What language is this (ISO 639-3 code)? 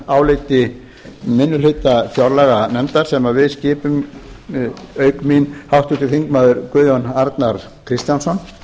isl